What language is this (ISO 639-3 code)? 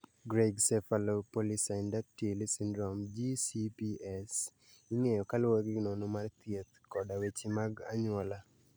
luo